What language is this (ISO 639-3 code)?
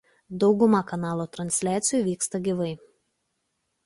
lit